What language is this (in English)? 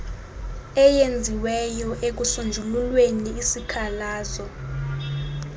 Xhosa